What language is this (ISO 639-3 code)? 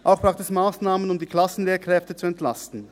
gsw